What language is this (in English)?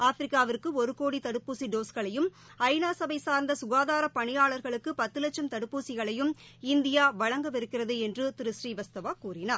Tamil